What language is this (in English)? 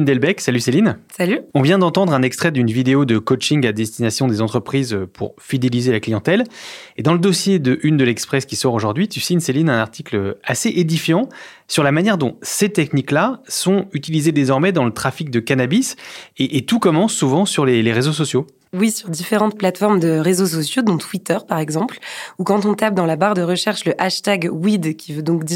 French